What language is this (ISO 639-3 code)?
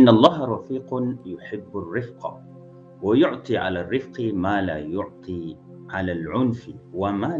msa